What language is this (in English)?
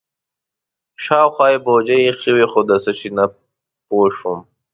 Pashto